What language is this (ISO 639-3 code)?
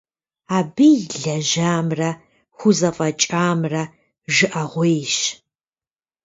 kbd